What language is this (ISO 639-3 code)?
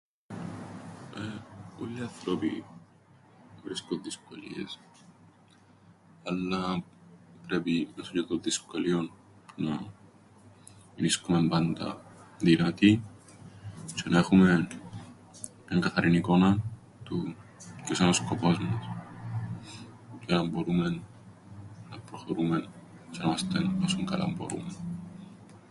ell